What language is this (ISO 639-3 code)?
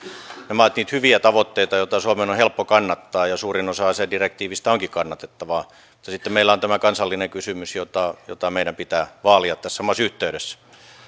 fin